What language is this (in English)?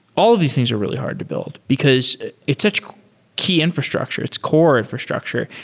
English